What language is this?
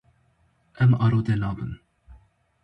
Kurdish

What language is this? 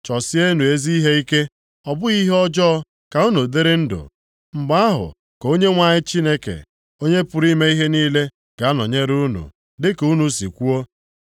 Igbo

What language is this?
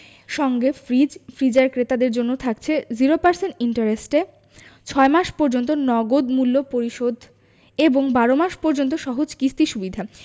Bangla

